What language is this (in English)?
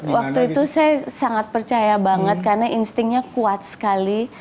Indonesian